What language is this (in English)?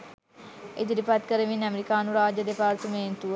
Sinhala